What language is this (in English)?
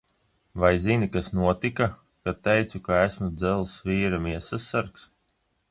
Latvian